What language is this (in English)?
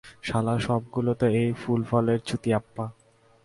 Bangla